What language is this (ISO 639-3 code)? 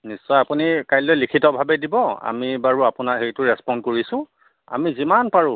asm